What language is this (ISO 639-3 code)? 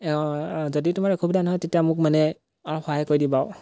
asm